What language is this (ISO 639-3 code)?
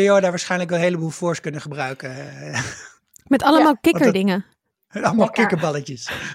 nld